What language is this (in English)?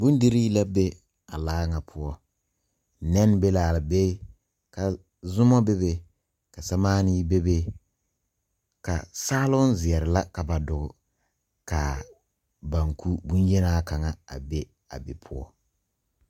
Southern Dagaare